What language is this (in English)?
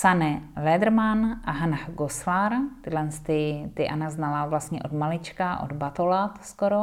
Czech